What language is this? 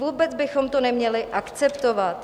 Czech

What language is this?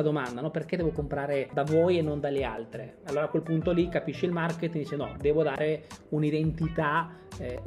Italian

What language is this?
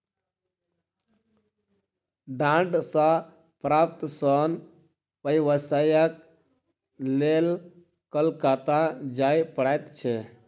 Maithili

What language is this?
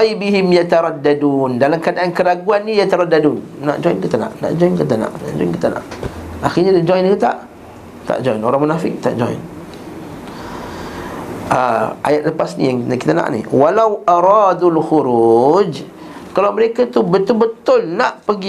Malay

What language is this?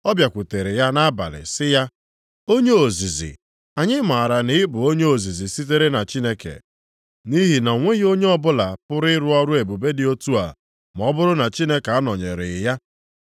Igbo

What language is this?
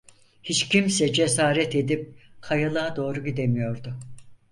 Turkish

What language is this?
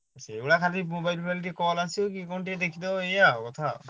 Odia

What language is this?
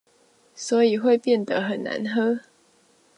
Chinese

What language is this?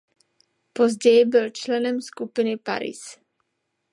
Czech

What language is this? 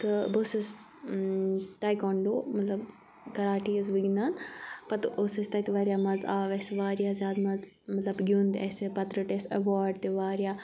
Kashmiri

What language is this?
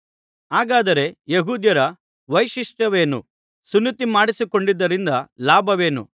Kannada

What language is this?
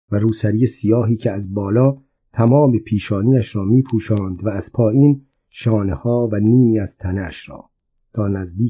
Persian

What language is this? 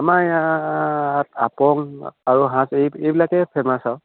Assamese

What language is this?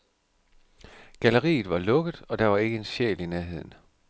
Danish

